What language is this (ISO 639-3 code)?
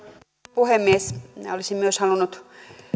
fin